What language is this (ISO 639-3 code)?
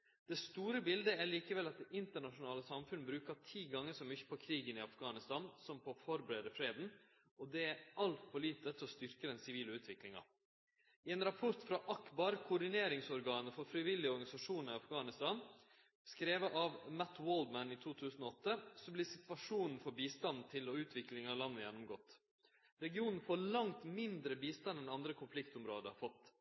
nno